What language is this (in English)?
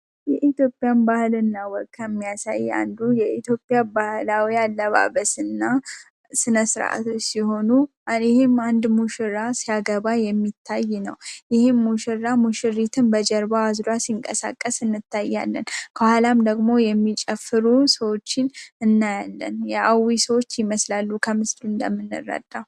Amharic